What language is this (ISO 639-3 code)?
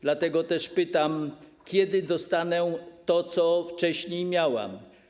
pol